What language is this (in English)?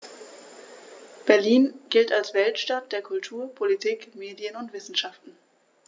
German